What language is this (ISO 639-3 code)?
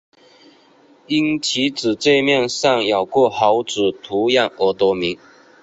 zho